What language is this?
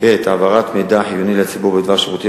Hebrew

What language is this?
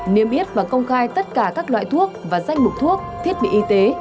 Vietnamese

